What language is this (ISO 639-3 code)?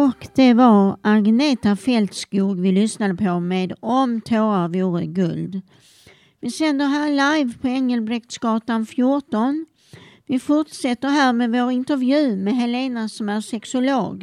swe